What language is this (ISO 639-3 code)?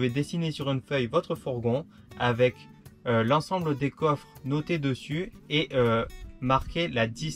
fra